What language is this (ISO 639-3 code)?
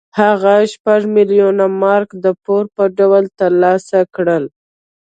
pus